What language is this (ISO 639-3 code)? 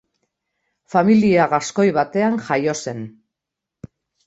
eus